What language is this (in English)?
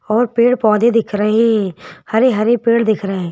Hindi